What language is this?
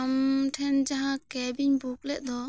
Santali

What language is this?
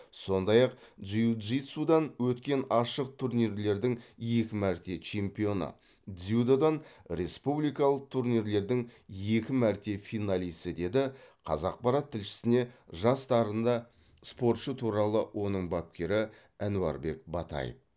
Kazakh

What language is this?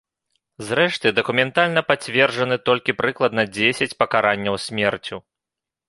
Belarusian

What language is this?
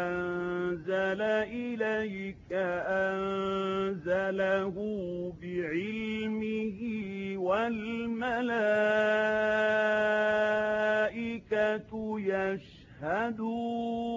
Arabic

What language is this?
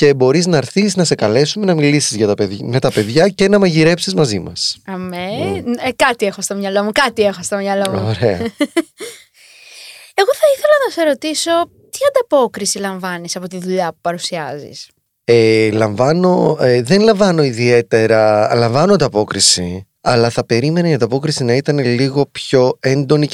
Greek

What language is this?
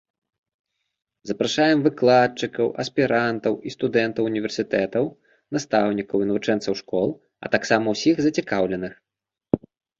Belarusian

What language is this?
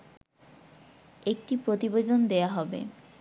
Bangla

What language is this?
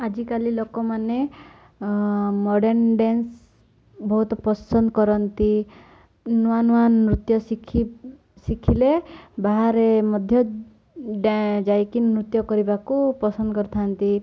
Odia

